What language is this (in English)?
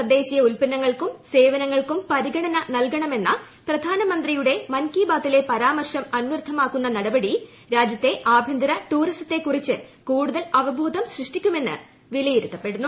Malayalam